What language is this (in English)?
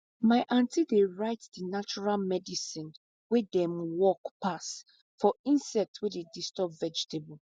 Nigerian Pidgin